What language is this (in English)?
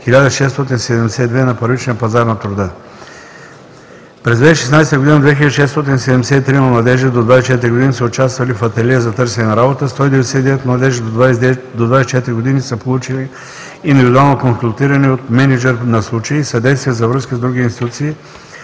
Bulgarian